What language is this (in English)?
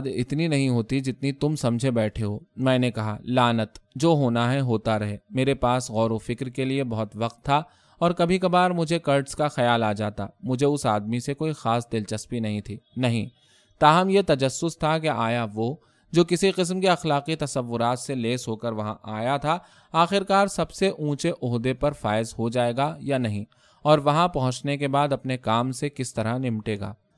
Urdu